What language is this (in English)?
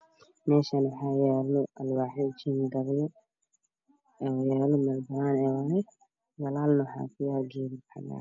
Somali